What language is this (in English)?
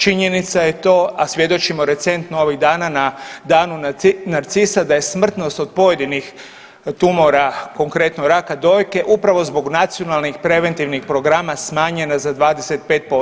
Croatian